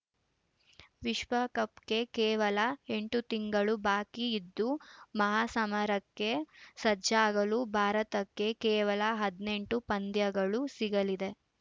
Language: Kannada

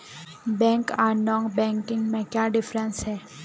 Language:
Magahi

